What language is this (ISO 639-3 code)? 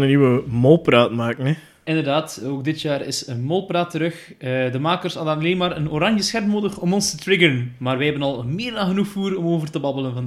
nld